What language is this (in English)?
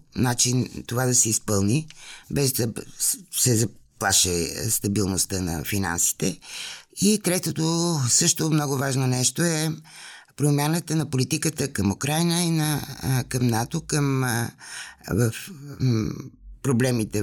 Bulgarian